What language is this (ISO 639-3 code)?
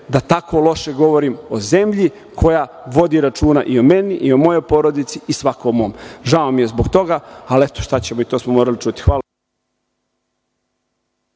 srp